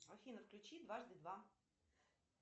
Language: Russian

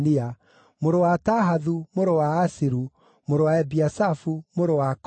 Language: Kikuyu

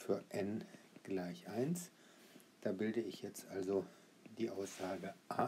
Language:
German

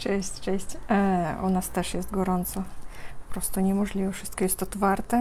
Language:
Polish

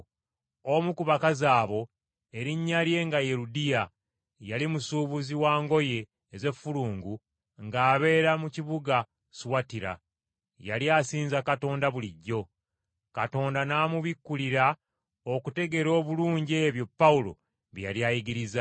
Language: Ganda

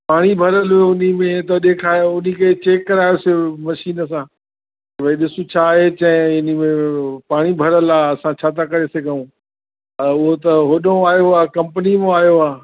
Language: Sindhi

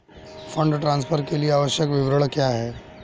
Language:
Hindi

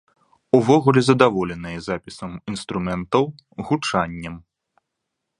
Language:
Belarusian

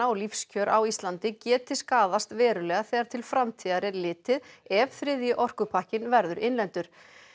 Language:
Icelandic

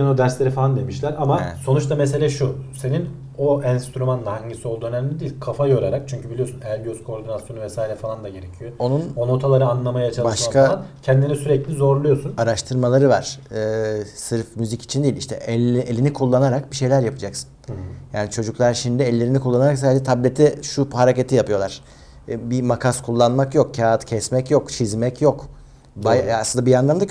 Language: Turkish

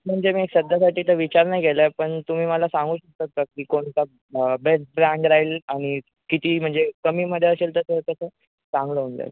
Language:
Marathi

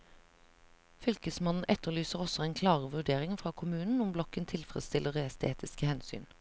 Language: Norwegian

